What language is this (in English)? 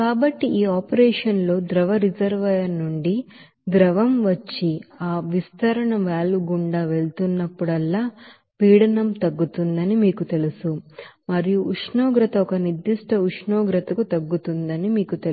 Telugu